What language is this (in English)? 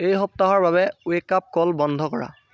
Assamese